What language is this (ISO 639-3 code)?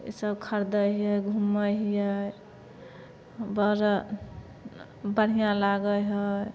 mai